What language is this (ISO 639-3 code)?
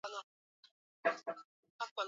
swa